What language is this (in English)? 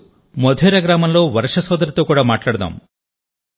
Telugu